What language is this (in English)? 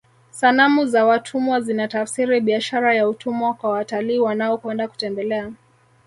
Swahili